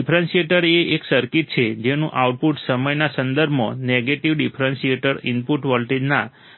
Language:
Gujarati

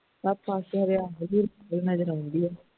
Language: Punjabi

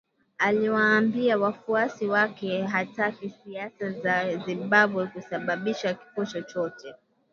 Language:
Swahili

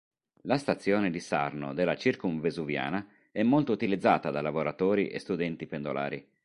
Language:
Italian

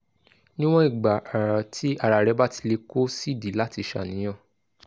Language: Yoruba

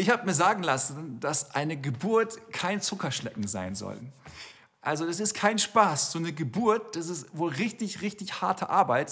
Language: German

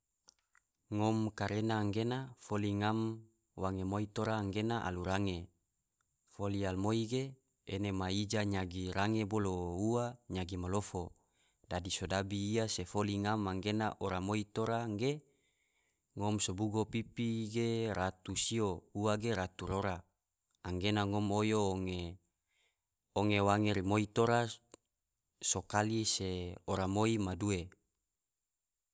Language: Tidore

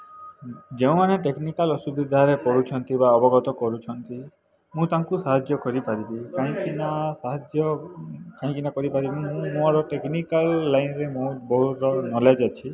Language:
Odia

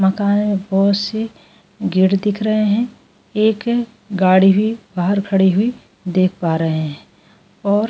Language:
Hindi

